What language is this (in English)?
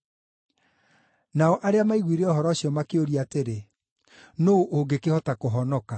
Kikuyu